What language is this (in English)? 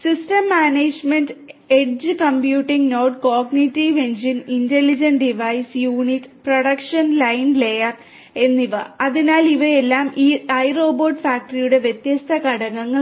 Malayalam